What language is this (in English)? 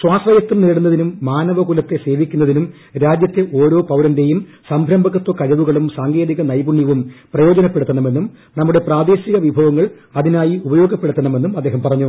Malayalam